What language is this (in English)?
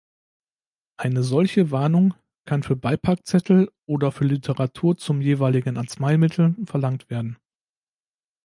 German